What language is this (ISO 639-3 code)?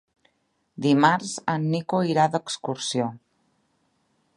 cat